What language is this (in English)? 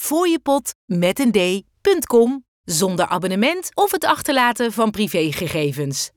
Dutch